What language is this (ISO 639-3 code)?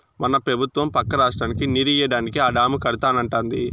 tel